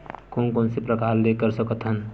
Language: Chhattisgarhi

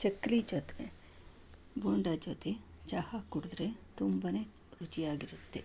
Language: Kannada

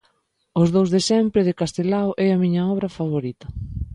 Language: Galician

